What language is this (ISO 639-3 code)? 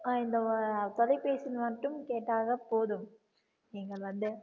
tam